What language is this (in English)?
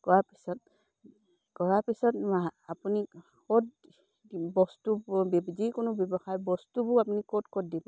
Assamese